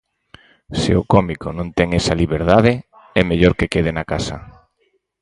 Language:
Galician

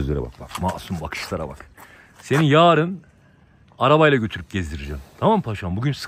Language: Turkish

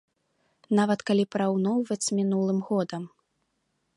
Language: Belarusian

